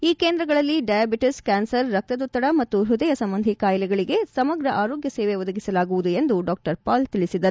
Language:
Kannada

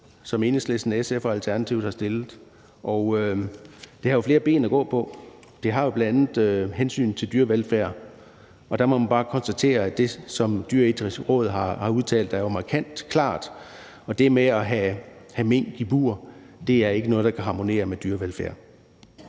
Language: Danish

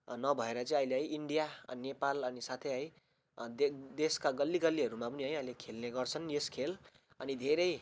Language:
Nepali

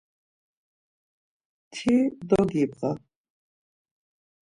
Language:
Laz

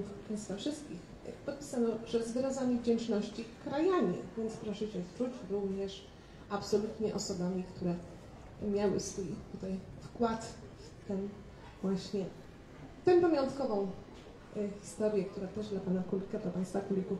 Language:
Polish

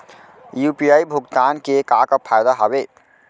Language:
Chhattisgarhi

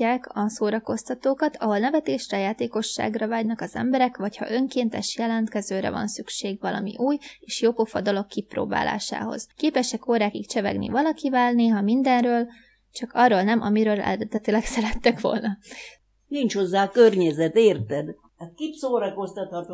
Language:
Hungarian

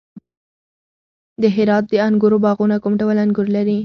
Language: Pashto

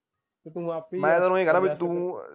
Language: Punjabi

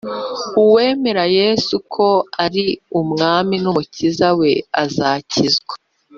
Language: Kinyarwanda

